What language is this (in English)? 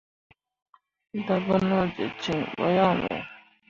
Mundang